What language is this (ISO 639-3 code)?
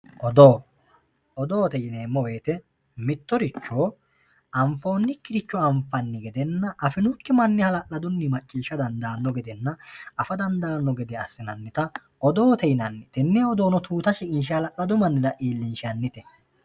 sid